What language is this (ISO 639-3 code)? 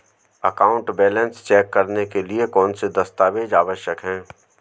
hin